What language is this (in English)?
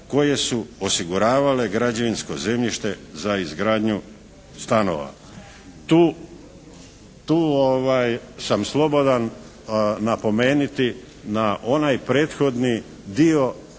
Croatian